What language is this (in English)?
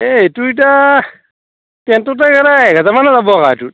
Assamese